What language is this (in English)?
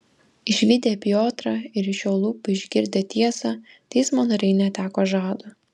Lithuanian